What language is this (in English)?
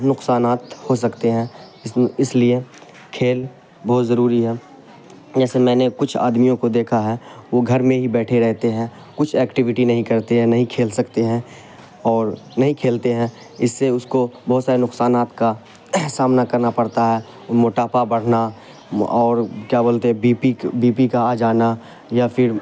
Urdu